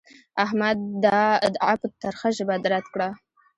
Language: Pashto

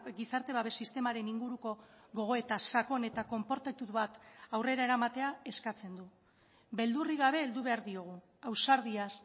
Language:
Basque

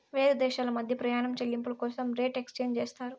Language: Telugu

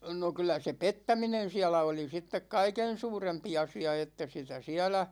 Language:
Finnish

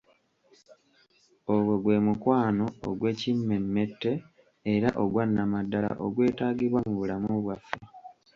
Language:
Ganda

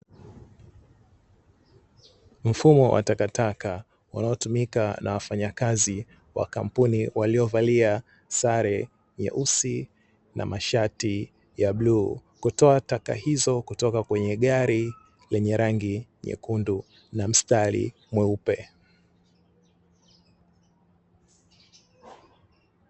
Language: Swahili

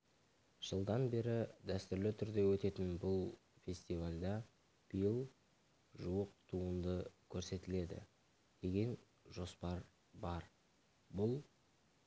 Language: Kazakh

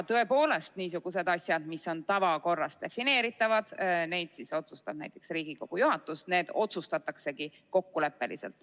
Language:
Estonian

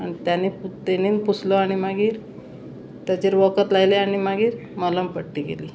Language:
Konkani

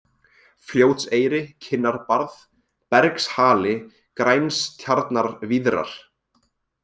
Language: Icelandic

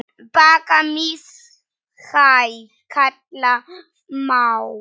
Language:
Icelandic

